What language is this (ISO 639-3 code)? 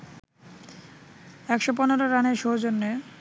ben